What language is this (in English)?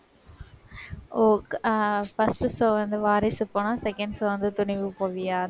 Tamil